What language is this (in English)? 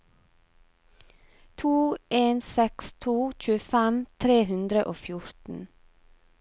Norwegian